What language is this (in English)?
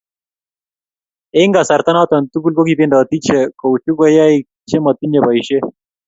Kalenjin